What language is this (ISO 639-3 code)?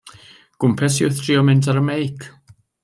cym